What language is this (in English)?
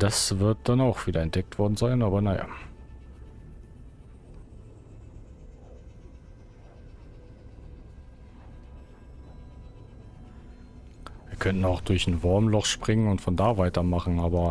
German